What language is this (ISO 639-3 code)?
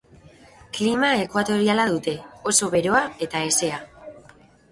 eus